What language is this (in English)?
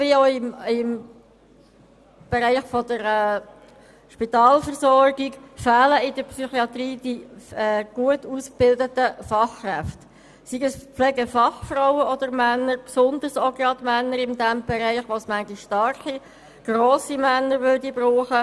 Swiss German